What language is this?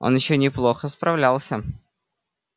Russian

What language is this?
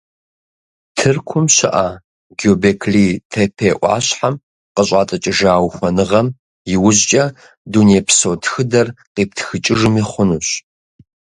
Kabardian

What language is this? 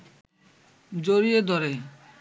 Bangla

